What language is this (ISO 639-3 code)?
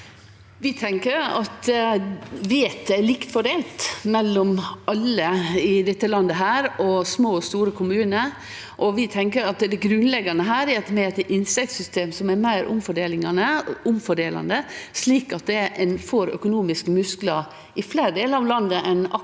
nor